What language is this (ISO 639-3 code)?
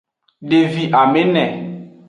ajg